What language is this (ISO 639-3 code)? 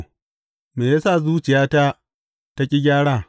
hau